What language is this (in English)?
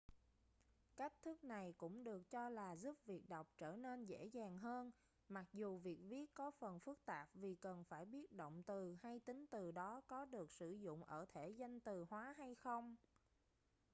Vietnamese